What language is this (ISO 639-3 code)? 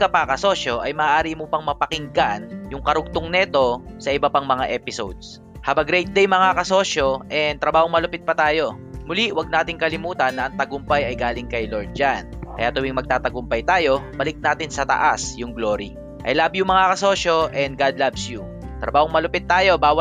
fil